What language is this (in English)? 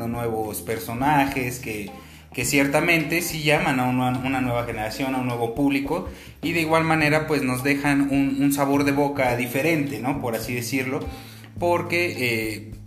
Spanish